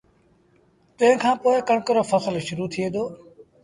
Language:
Sindhi Bhil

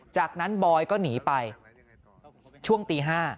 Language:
Thai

